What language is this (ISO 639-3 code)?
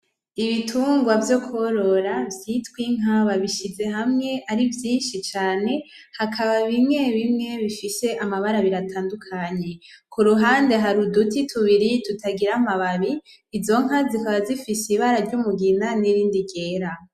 run